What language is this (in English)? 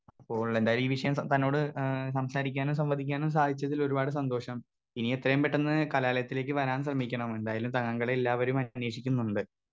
Malayalam